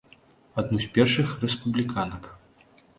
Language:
Belarusian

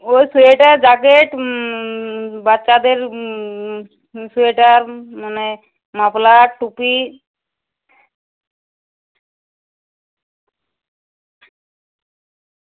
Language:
Bangla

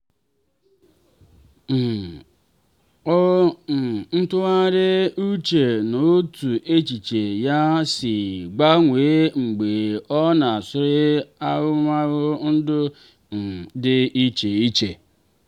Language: Igbo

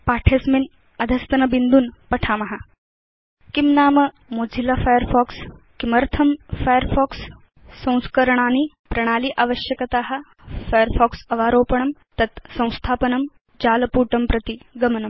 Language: Sanskrit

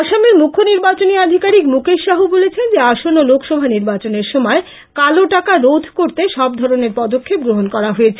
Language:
Bangla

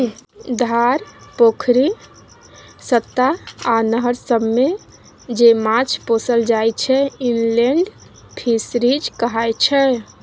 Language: Maithili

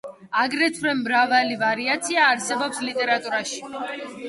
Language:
Georgian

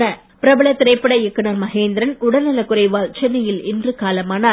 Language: Tamil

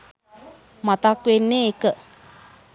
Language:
Sinhala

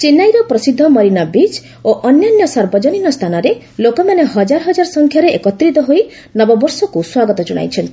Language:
Odia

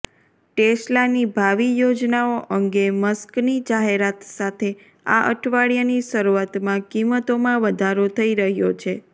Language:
Gujarati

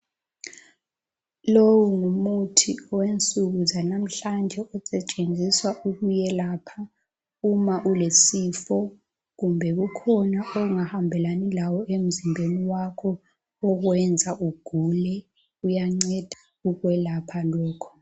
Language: North Ndebele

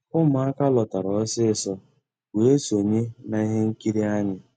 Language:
Igbo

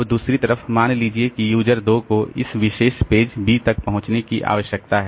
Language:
Hindi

